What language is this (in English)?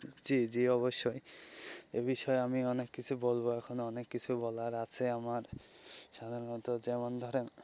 Bangla